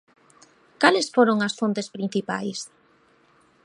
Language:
Galician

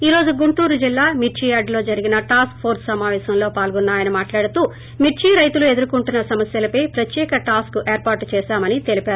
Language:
Telugu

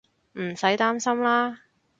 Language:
Cantonese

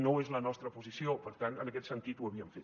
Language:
Catalan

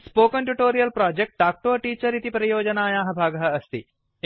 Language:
Sanskrit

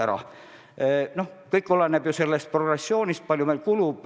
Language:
Estonian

